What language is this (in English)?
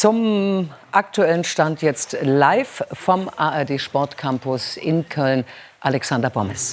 German